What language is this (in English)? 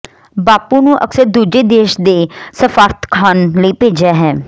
Punjabi